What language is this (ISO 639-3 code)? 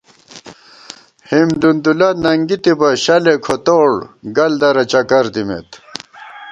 gwt